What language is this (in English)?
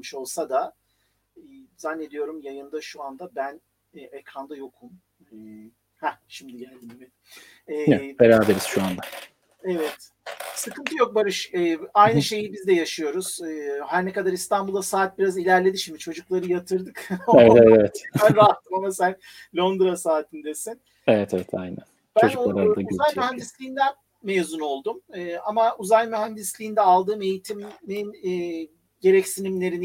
Turkish